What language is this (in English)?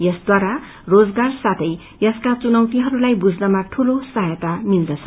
Nepali